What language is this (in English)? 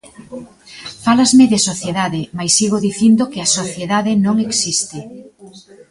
Galician